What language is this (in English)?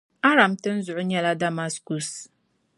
Dagbani